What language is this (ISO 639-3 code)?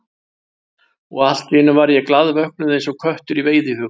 isl